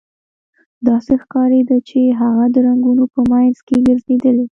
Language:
Pashto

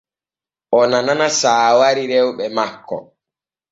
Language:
Borgu Fulfulde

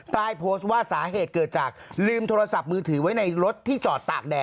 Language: Thai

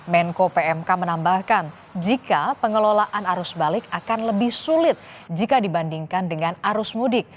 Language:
Indonesian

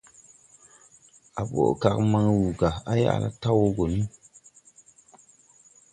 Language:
Tupuri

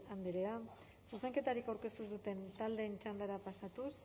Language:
Basque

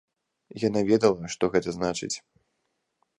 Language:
Belarusian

